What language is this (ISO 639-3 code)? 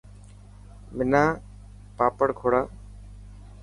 mki